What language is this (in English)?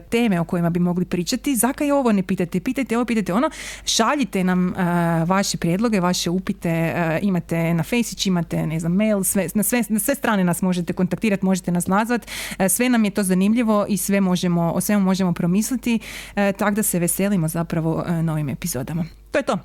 Croatian